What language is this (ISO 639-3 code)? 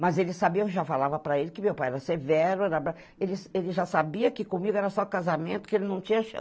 por